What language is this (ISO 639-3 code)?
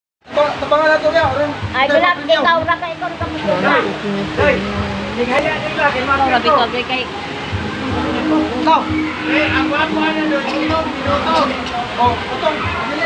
tha